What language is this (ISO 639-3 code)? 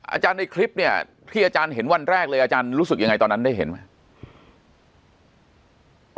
tha